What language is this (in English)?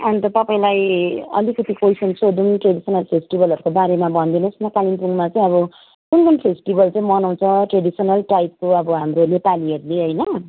Nepali